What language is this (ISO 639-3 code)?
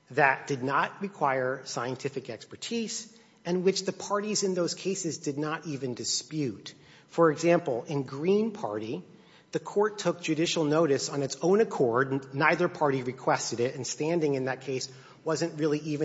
eng